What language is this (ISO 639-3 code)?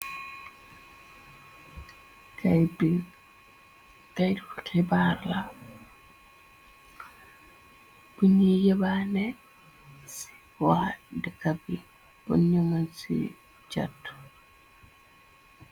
wol